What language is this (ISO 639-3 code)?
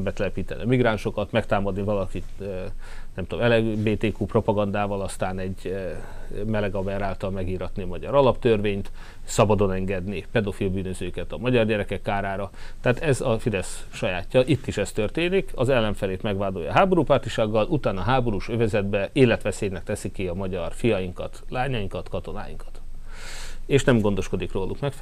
hun